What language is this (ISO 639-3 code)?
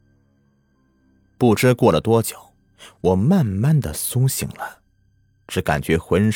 zho